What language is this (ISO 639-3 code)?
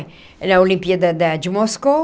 por